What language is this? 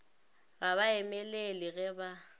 Northern Sotho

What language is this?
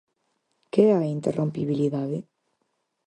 Galician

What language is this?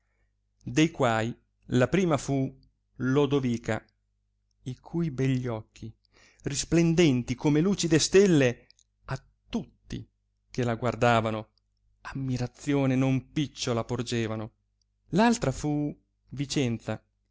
Italian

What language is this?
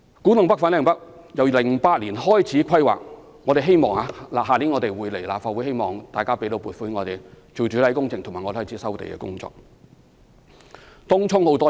Cantonese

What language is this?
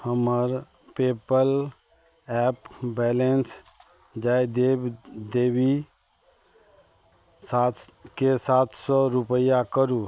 Maithili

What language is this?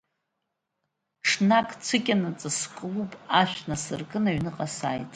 Abkhazian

